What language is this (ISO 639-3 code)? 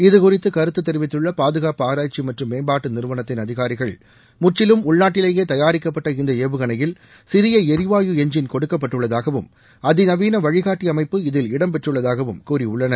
tam